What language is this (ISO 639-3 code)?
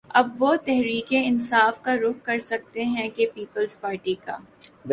urd